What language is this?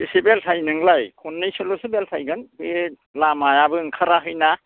Bodo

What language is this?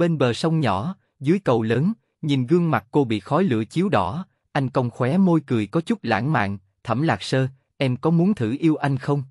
Vietnamese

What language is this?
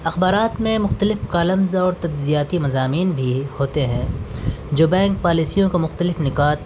Urdu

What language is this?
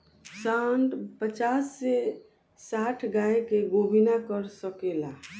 Bhojpuri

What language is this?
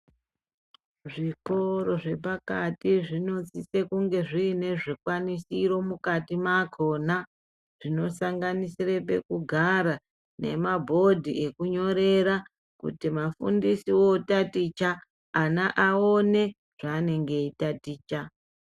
Ndau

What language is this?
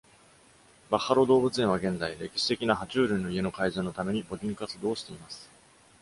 Japanese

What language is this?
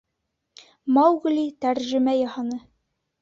Bashkir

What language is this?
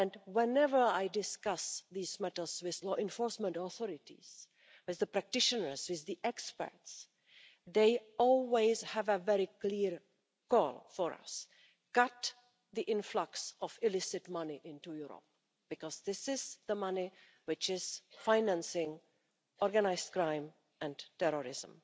English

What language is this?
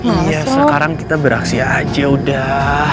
Indonesian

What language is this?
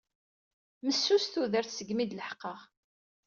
Kabyle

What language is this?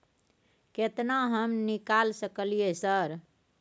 Maithili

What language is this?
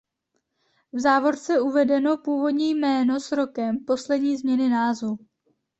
Czech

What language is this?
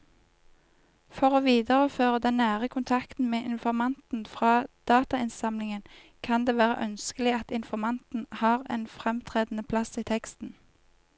Norwegian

